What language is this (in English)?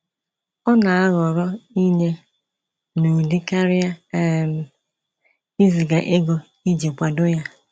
Igbo